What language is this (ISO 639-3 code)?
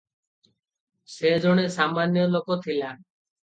ori